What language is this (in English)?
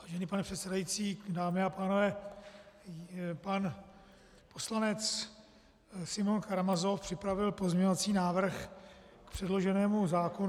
Czech